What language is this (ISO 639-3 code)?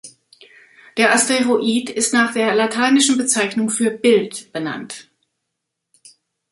deu